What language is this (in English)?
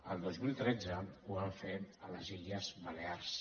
Catalan